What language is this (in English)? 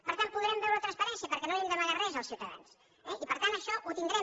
Catalan